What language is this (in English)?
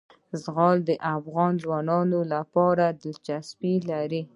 Pashto